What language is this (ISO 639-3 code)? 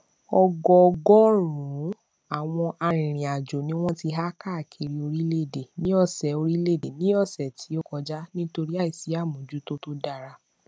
yor